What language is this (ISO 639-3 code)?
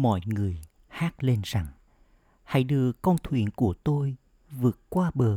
vie